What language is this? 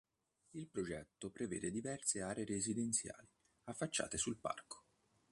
Italian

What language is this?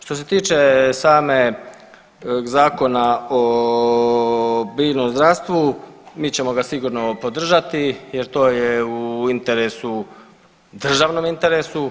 Croatian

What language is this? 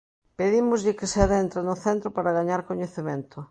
Galician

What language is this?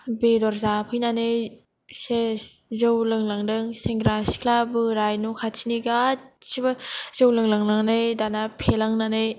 Bodo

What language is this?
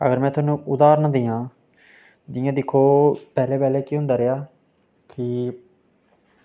Dogri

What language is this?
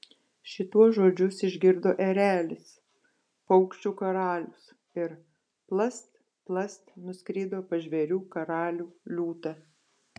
Lithuanian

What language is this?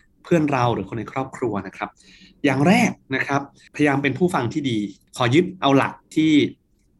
Thai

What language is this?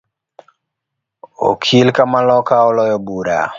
Luo (Kenya and Tanzania)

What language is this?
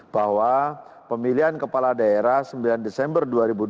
Indonesian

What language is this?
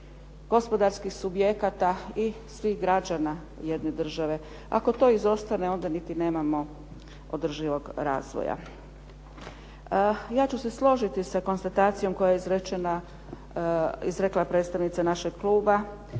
Croatian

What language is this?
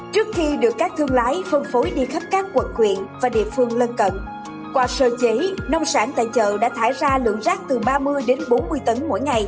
Vietnamese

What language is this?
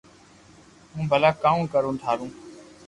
Loarki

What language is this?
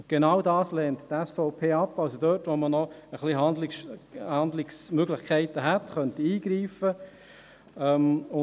Swiss German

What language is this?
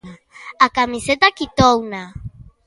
Galician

